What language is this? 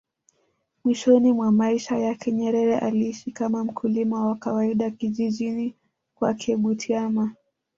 Swahili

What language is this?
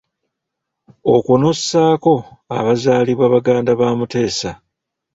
Ganda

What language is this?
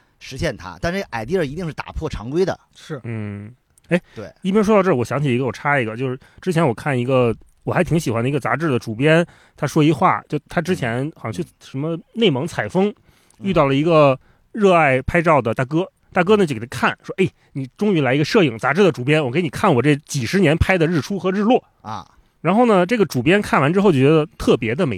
Chinese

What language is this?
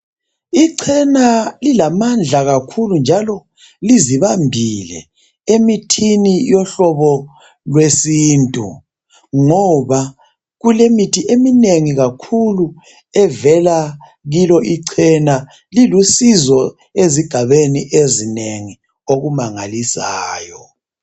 North Ndebele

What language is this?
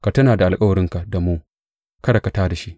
Hausa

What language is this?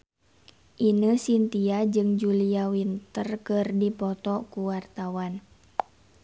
Sundanese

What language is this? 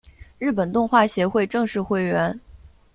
Chinese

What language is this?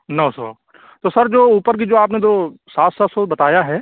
Urdu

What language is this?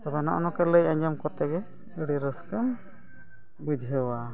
Santali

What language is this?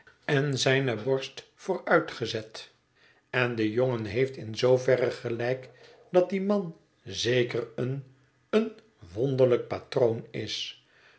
Dutch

